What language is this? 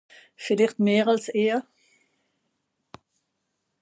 Swiss German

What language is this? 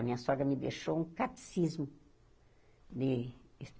Portuguese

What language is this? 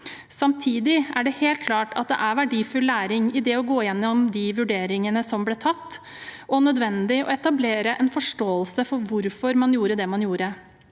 Norwegian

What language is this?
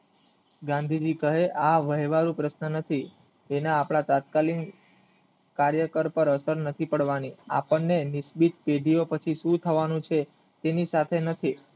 Gujarati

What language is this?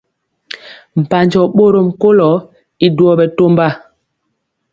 Mpiemo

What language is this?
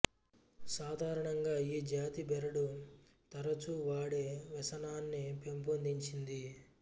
Telugu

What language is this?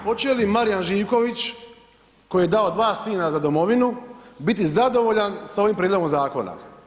Croatian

